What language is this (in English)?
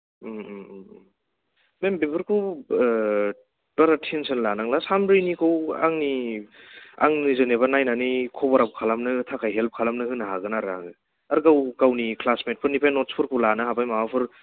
Bodo